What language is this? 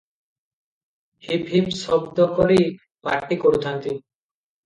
Odia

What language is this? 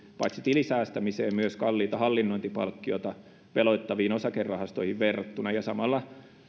Finnish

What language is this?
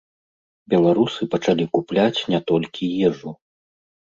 Belarusian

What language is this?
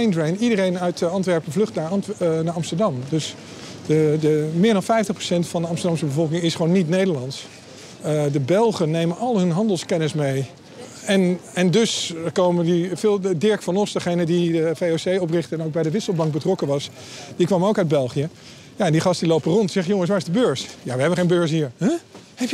Dutch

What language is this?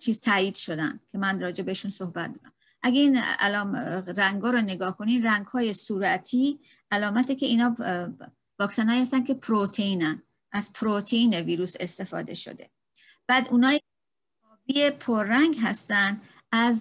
Persian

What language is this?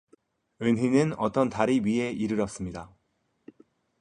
Korean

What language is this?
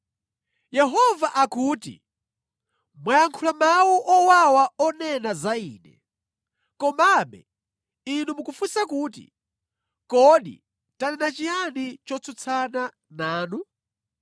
Nyanja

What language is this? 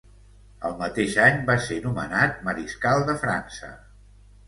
Catalan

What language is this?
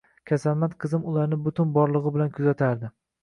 Uzbek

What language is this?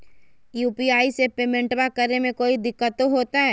Magahi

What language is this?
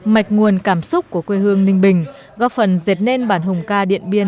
Vietnamese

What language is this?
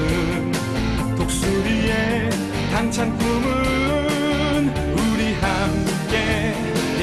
Korean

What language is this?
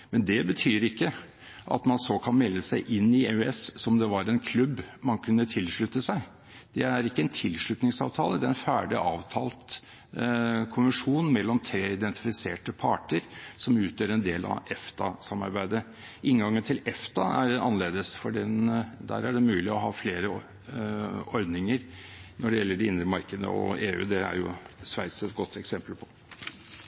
Norwegian Bokmål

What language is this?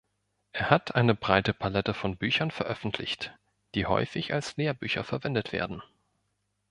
German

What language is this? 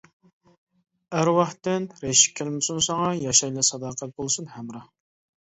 Uyghur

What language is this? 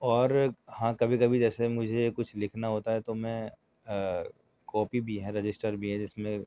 Urdu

